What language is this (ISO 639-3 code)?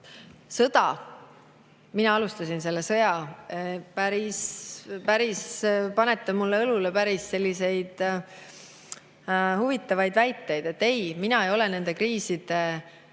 est